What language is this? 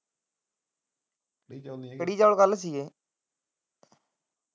Punjabi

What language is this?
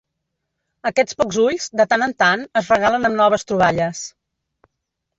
Catalan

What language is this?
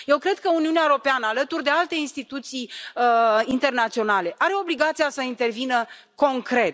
Romanian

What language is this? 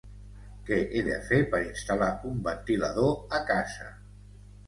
Catalan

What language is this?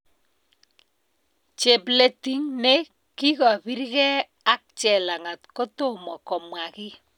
Kalenjin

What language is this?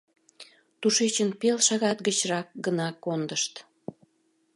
Mari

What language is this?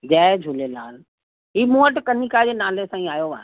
Sindhi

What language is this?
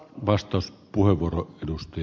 Finnish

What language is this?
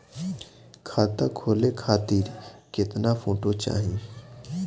Bhojpuri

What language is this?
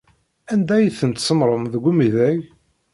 Kabyle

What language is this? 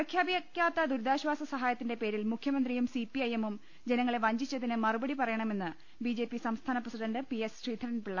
Malayalam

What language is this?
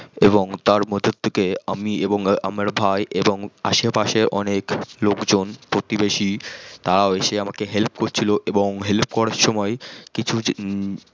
Bangla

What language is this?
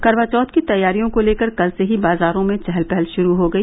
Hindi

